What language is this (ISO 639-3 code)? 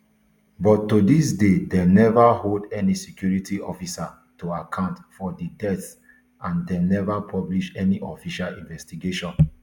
pcm